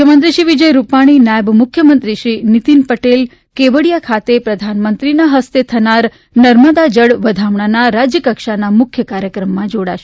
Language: Gujarati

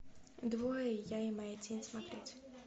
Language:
Russian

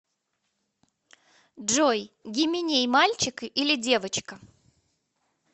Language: Russian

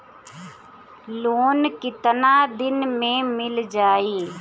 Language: Bhojpuri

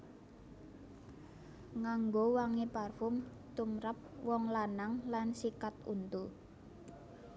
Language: Javanese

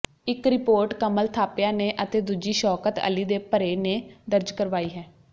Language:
Punjabi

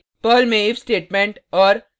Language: Hindi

